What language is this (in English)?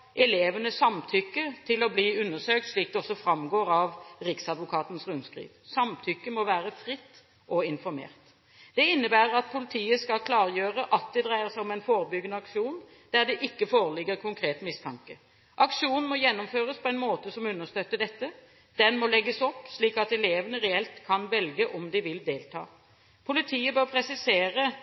Norwegian Bokmål